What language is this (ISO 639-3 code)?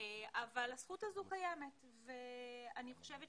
heb